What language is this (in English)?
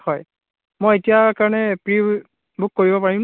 Assamese